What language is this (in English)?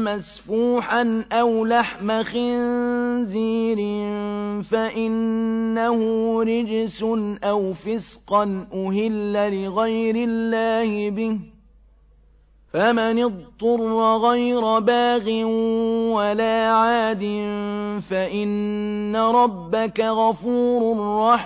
Arabic